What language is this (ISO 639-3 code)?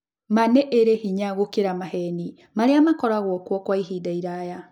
kik